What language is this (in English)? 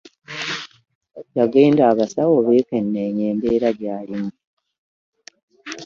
Ganda